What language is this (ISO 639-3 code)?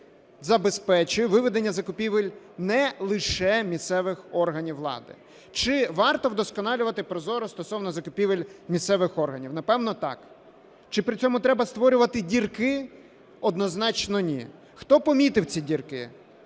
ukr